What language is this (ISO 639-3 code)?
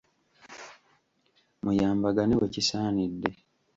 lug